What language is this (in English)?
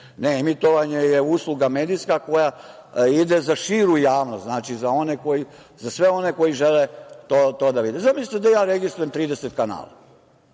Serbian